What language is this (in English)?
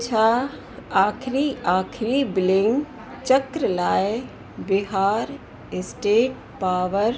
Sindhi